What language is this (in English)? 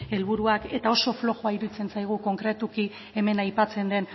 Basque